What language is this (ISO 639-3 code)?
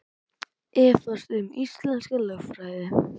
isl